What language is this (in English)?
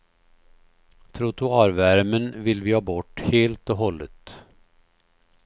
Swedish